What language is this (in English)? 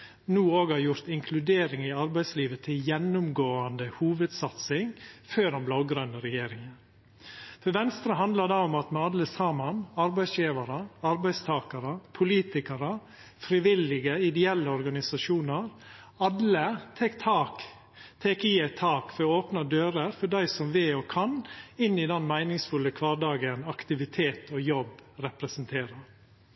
Norwegian Nynorsk